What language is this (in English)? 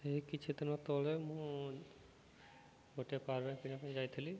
Odia